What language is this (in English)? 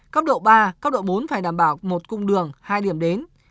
Vietnamese